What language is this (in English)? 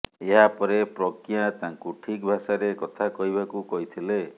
Odia